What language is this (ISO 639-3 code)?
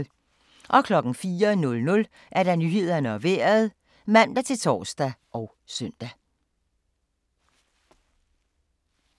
dan